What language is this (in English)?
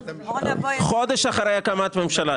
Hebrew